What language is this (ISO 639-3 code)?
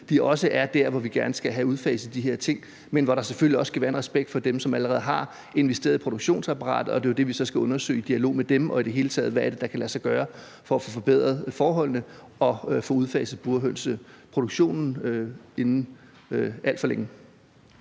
dan